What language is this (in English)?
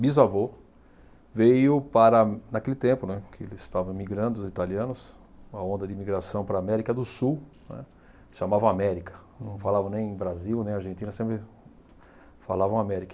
Portuguese